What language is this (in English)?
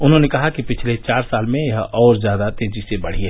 Hindi